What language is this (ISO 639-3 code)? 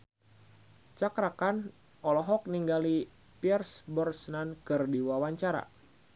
sun